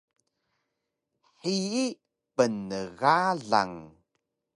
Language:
Taroko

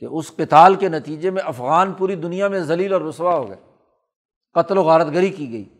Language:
Urdu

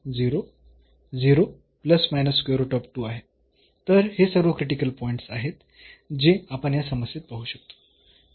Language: Marathi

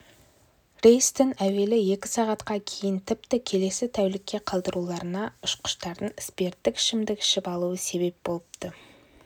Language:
Kazakh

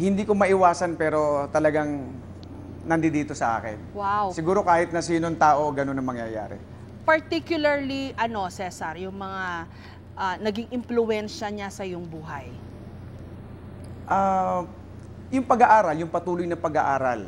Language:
Filipino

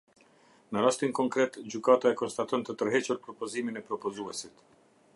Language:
Albanian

